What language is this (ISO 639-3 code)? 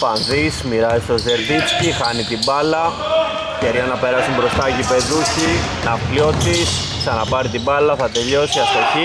ell